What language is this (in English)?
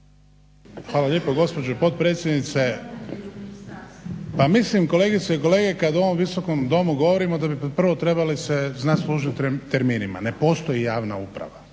Croatian